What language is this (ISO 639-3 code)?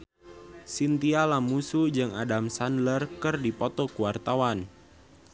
sun